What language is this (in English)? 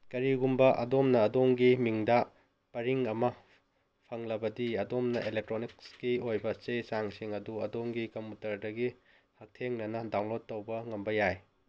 Manipuri